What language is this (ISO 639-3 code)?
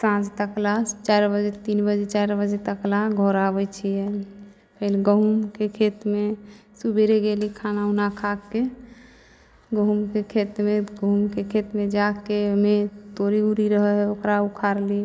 mai